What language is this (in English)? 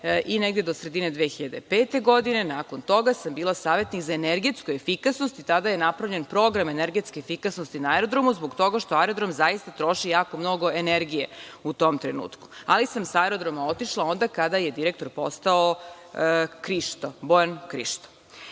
Serbian